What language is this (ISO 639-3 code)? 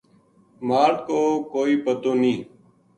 gju